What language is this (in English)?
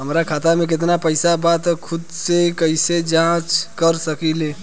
Bhojpuri